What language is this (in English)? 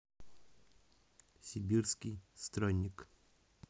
Russian